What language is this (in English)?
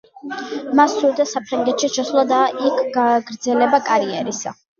Georgian